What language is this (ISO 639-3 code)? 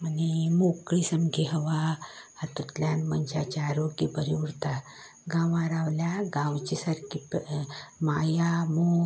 kok